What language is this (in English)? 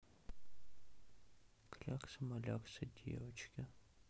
Russian